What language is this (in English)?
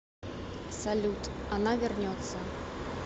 Russian